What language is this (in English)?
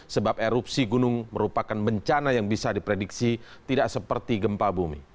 Indonesian